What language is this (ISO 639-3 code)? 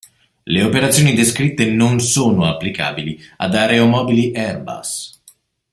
ita